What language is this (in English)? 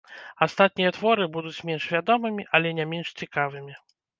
Belarusian